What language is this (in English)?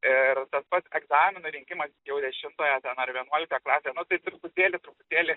Lithuanian